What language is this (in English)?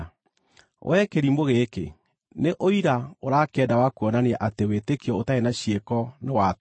Kikuyu